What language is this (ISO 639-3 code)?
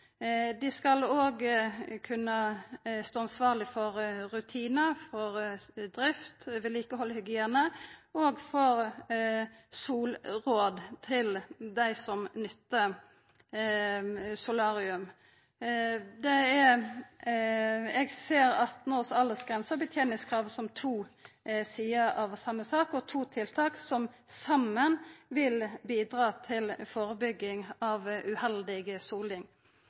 nno